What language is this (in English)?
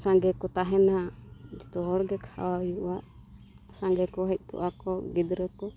Santali